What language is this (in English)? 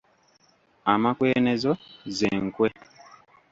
Ganda